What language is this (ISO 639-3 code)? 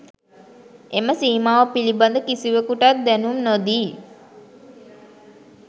sin